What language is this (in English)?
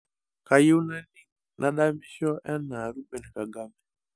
Masai